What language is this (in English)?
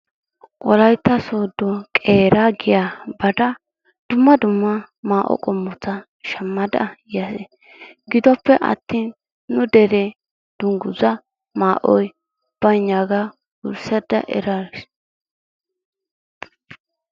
Wolaytta